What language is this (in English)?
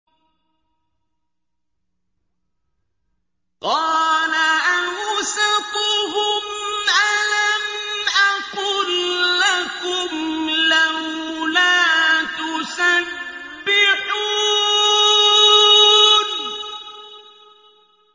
Arabic